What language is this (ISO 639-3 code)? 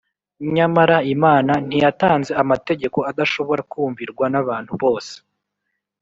kin